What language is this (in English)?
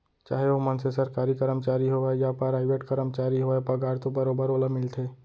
Chhattisgarhi